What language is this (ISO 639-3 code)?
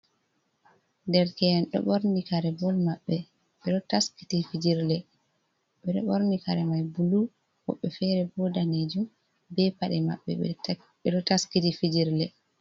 ful